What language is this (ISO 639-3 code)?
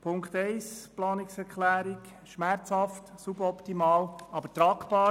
gsw